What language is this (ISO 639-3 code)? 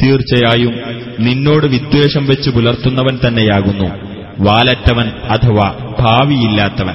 mal